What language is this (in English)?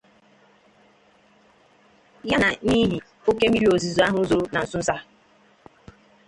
Igbo